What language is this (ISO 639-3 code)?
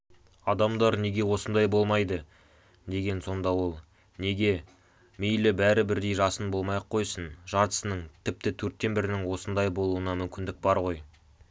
kaz